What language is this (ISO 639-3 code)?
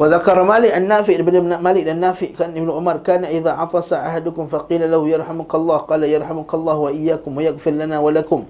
msa